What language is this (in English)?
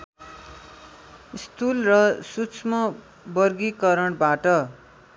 Nepali